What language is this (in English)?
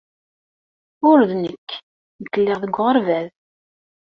Kabyle